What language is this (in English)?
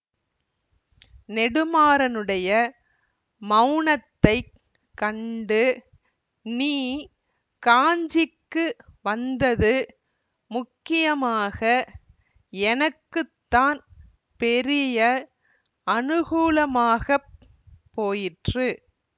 Tamil